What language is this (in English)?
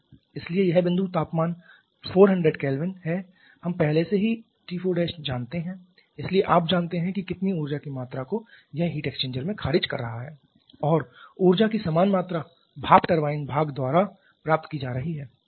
Hindi